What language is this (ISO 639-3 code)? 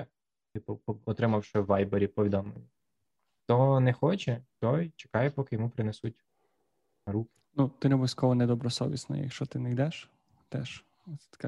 ukr